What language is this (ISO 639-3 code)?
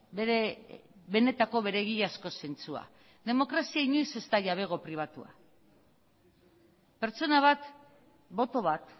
eus